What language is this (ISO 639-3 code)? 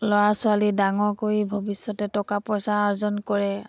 asm